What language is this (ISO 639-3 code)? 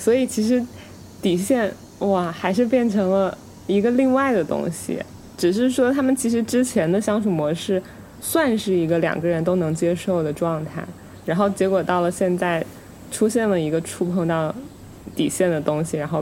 zho